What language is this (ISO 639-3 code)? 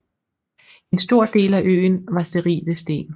dan